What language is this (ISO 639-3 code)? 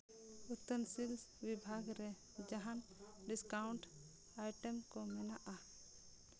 sat